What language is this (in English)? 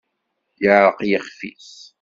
Kabyle